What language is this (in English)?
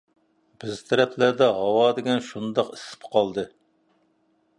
Uyghur